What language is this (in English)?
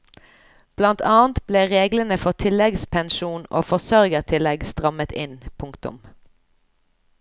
Norwegian